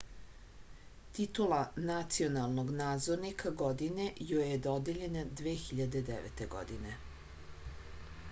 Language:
Serbian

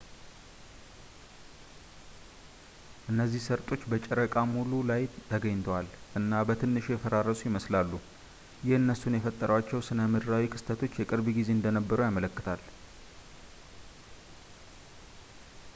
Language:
Amharic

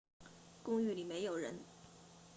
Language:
Chinese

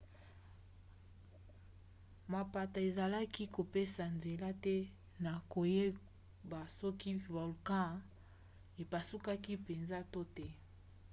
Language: Lingala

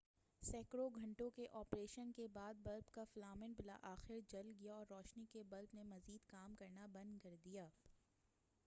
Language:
Urdu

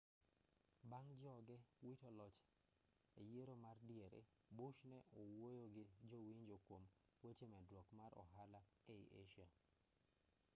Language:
Luo (Kenya and Tanzania)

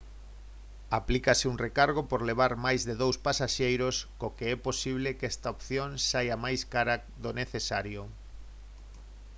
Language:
Galician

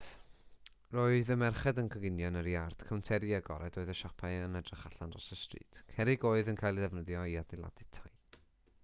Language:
Welsh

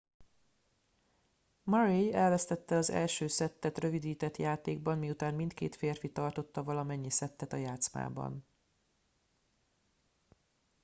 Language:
Hungarian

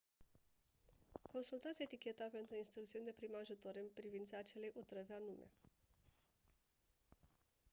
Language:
Romanian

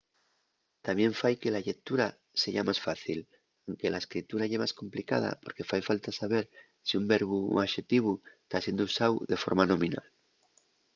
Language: Asturian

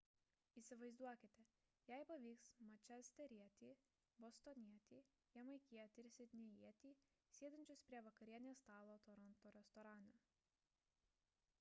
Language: Lithuanian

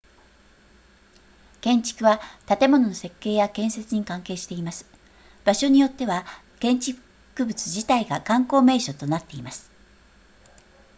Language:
Japanese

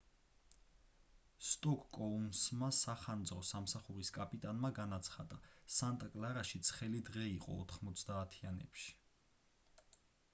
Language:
Georgian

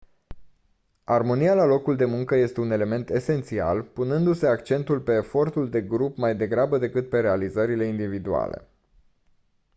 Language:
Romanian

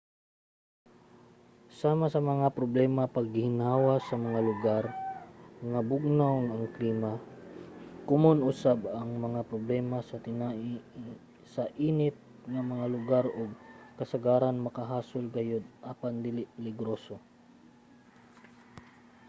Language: Cebuano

